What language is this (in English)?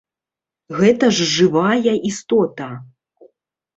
Belarusian